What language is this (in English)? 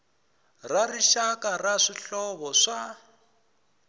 Tsonga